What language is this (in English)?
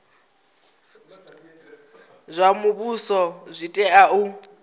Venda